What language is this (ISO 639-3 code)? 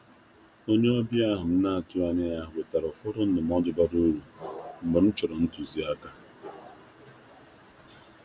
ibo